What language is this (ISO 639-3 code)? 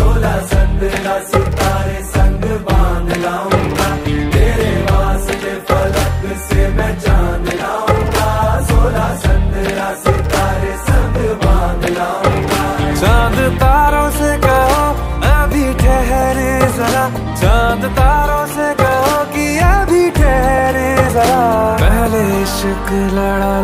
ara